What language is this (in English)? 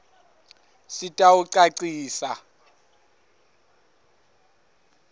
Swati